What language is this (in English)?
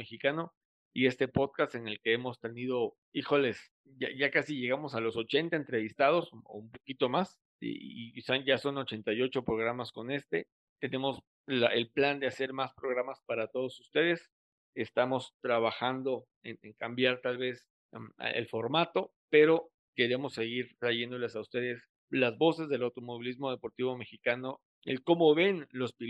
Spanish